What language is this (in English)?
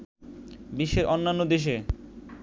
Bangla